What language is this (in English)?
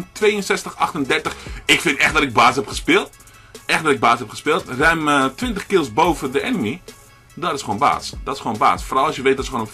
Dutch